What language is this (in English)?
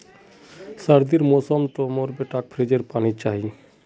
Magahi